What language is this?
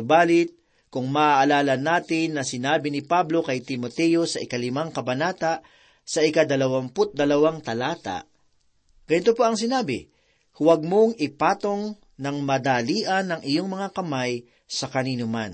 Filipino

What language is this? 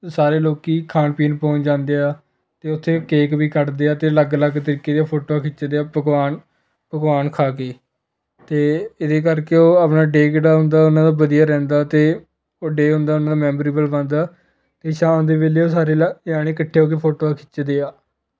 Punjabi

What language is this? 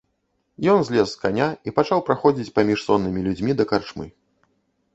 Belarusian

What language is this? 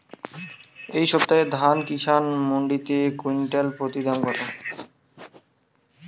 Bangla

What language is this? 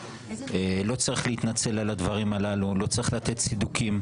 Hebrew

